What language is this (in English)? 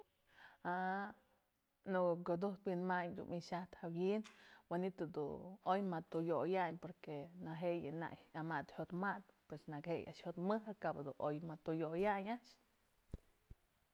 Mazatlán Mixe